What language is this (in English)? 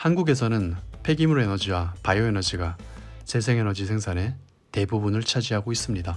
Korean